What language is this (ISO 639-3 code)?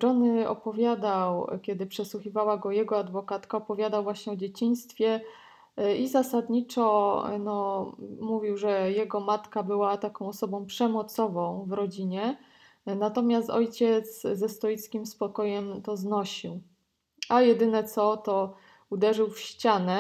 pol